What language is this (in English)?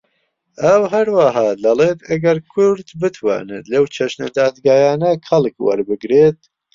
Central Kurdish